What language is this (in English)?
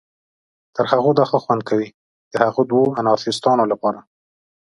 Pashto